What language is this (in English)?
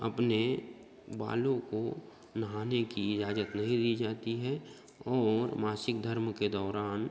Hindi